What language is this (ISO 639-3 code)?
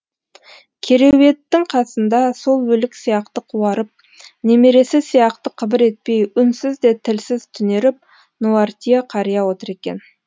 kaz